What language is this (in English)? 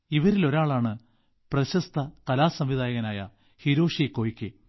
Malayalam